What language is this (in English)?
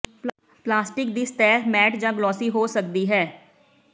Punjabi